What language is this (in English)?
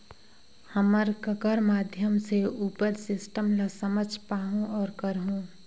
Chhattisgarhi